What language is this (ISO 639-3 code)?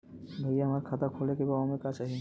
bho